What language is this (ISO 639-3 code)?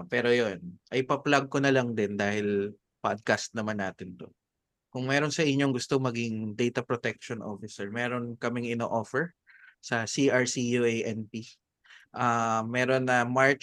fil